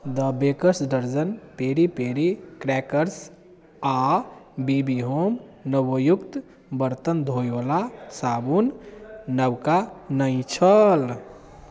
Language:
Maithili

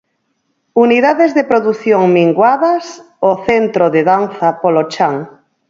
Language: Galician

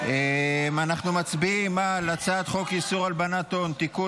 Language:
Hebrew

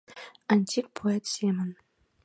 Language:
Mari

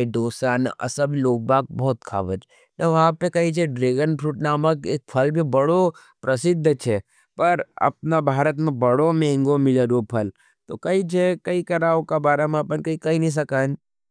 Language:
Nimadi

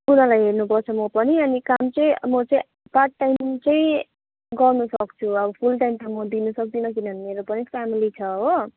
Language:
Nepali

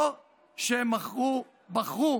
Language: Hebrew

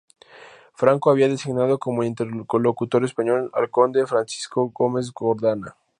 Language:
Spanish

